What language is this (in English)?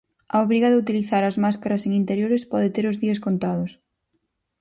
Galician